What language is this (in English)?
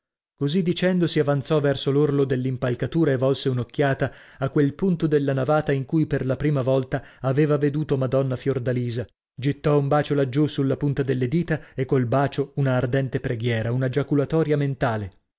Italian